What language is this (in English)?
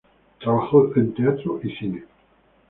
Spanish